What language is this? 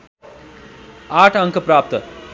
Nepali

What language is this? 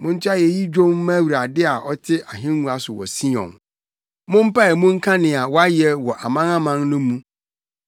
Akan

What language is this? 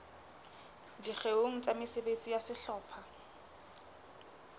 Southern Sotho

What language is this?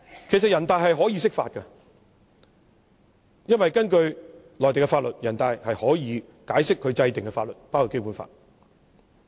Cantonese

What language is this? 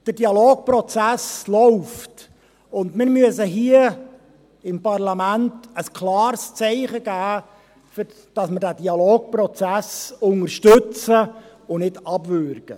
Swiss German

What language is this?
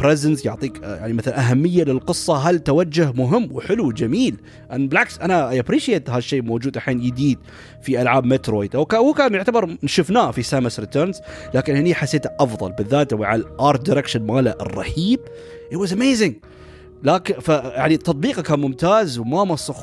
Arabic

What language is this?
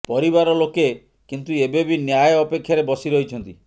Odia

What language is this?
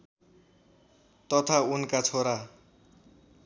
Nepali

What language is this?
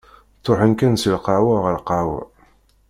Kabyle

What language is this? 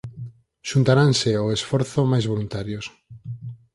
Galician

